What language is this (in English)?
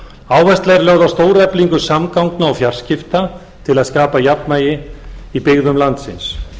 Icelandic